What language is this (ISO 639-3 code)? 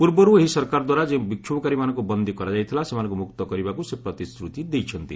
ori